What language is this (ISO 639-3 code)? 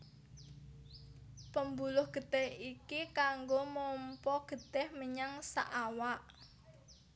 jav